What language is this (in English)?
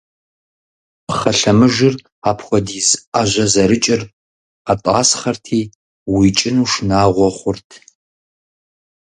Kabardian